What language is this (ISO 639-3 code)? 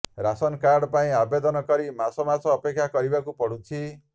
ori